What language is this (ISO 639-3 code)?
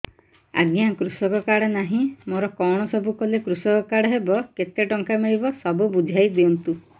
ori